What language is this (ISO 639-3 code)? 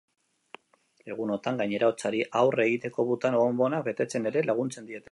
eus